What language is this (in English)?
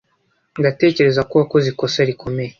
Kinyarwanda